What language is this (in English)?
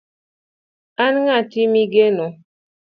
Luo (Kenya and Tanzania)